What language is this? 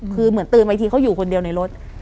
Thai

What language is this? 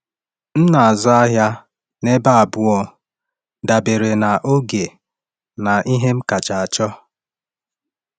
Igbo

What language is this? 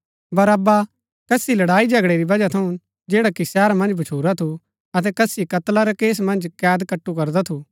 Gaddi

